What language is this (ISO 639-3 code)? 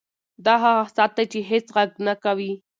pus